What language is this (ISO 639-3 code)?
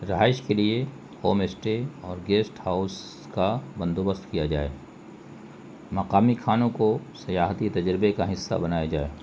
urd